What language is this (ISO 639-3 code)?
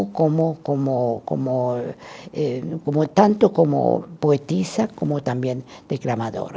por